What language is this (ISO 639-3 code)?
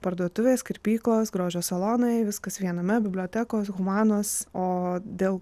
lit